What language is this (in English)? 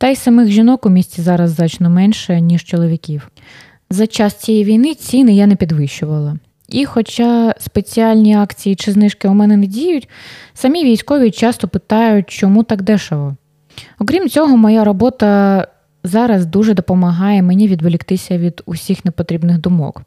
Ukrainian